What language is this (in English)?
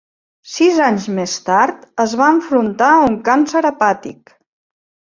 Catalan